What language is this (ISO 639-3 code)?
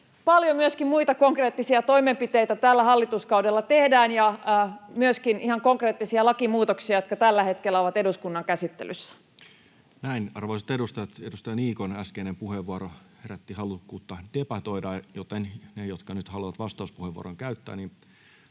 fin